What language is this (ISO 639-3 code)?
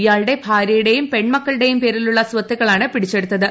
mal